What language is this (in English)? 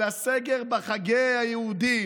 Hebrew